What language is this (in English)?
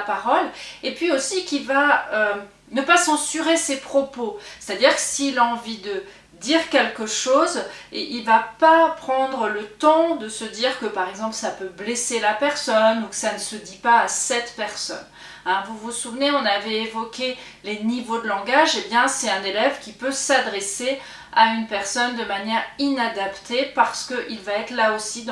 French